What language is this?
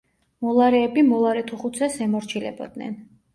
Georgian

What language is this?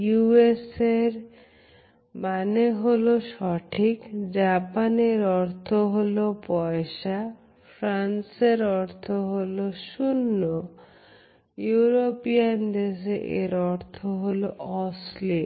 Bangla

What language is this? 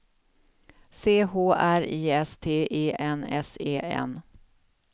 Swedish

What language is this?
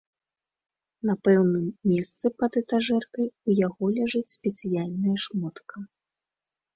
Belarusian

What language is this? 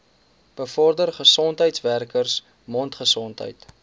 Afrikaans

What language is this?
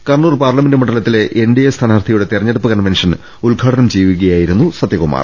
Malayalam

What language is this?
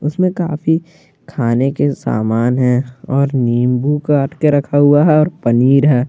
Hindi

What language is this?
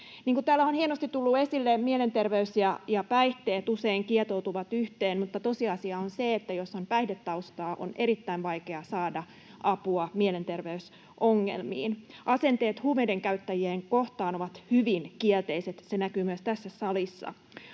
Finnish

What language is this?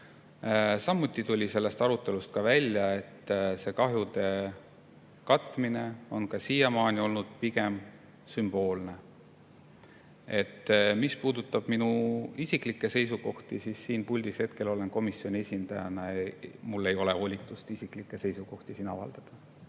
Estonian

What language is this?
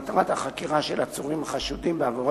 Hebrew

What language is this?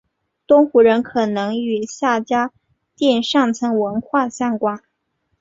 Chinese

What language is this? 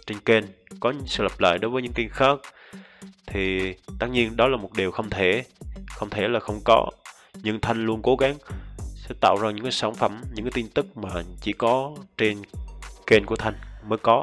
Vietnamese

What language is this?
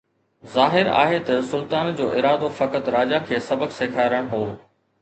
Sindhi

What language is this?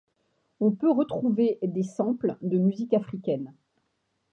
French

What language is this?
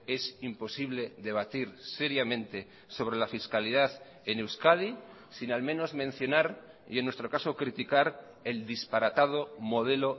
Spanish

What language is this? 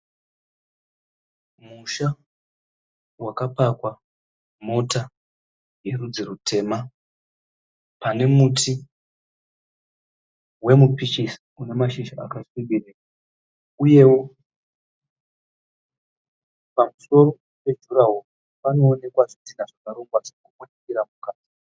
Shona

